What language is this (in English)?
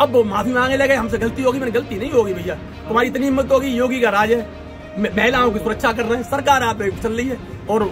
Hindi